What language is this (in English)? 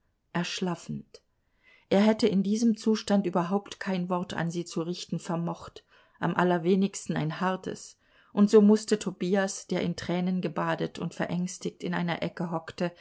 German